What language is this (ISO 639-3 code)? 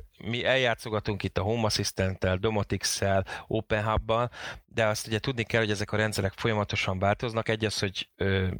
hun